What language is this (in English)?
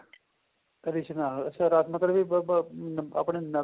Punjabi